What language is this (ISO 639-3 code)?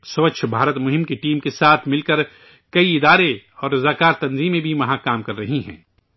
urd